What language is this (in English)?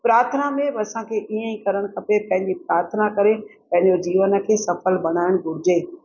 Sindhi